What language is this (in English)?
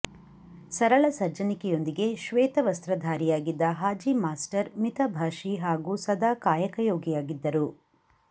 Kannada